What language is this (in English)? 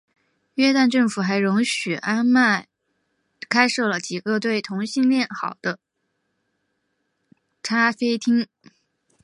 Chinese